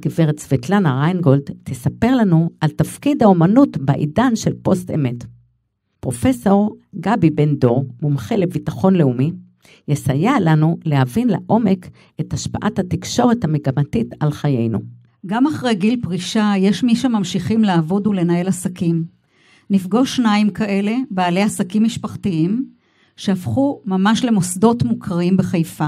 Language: Hebrew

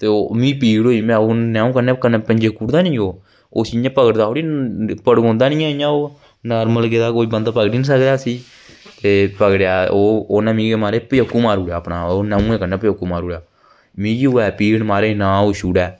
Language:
Dogri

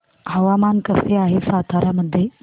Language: Marathi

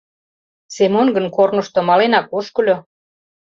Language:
Mari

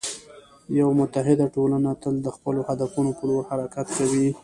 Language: Pashto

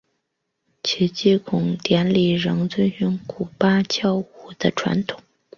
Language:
Chinese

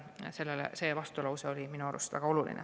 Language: Estonian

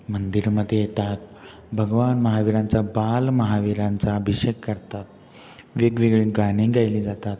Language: Marathi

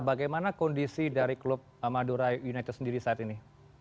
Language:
Indonesian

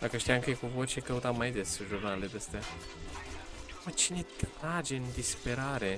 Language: Romanian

